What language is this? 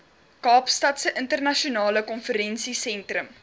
Afrikaans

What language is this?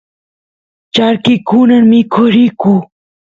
Santiago del Estero Quichua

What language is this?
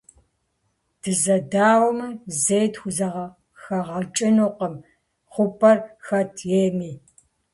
Kabardian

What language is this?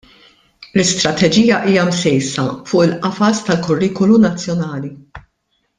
Maltese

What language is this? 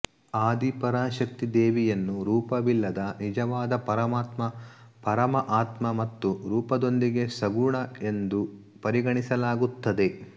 Kannada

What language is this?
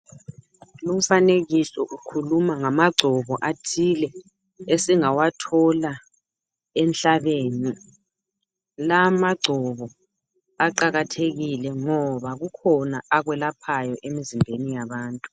North Ndebele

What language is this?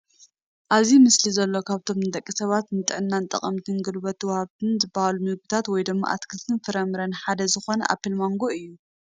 Tigrinya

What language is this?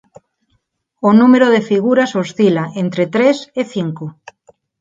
Galician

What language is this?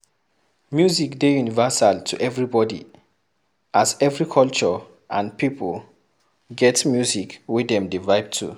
Nigerian Pidgin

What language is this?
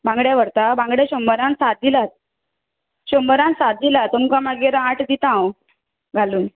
Konkani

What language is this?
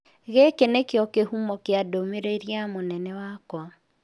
Kikuyu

